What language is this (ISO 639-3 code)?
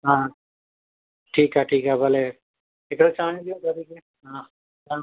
snd